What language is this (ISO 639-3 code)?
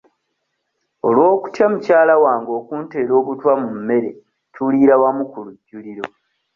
lug